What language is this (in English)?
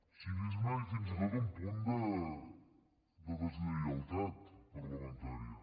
Catalan